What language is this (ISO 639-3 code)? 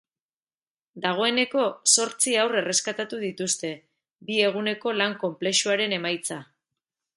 eus